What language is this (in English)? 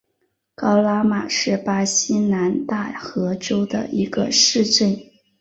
Chinese